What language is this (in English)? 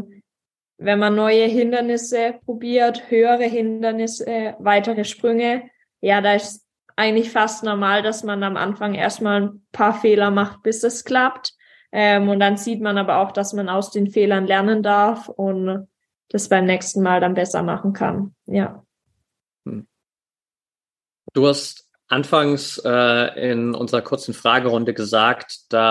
German